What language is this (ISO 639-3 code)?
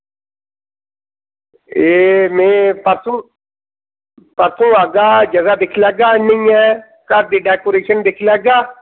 doi